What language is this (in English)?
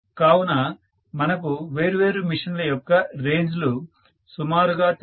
Telugu